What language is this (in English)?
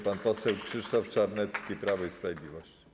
Polish